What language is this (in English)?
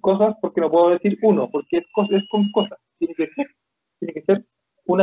Spanish